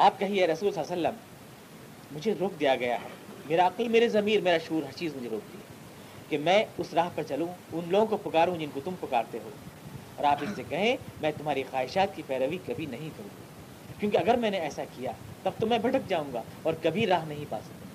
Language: Urdu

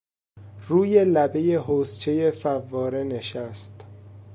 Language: Persian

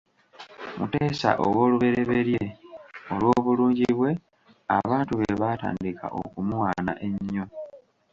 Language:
Ganda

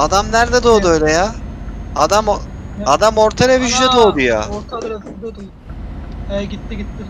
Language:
Turkish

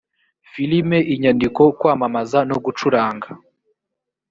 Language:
Kinyarwanda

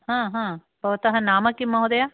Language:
Sanskrit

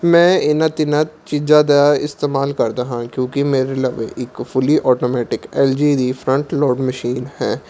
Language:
Punjabi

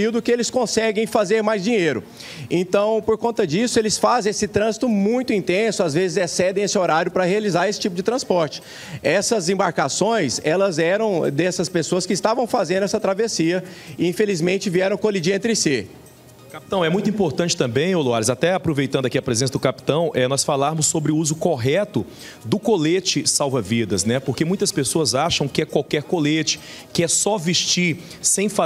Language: Portuguese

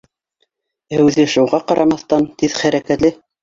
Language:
Bashkir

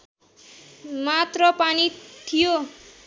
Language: Nepali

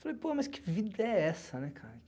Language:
Portuguese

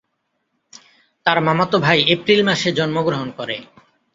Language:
Bangla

